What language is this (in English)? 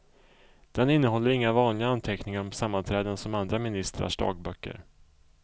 Swedish